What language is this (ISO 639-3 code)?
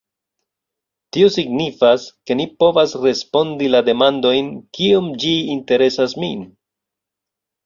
epo